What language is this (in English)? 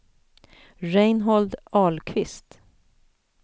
Swedish